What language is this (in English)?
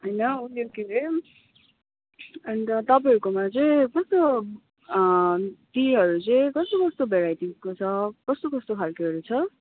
Nepali